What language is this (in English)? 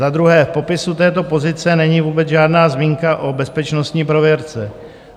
Czech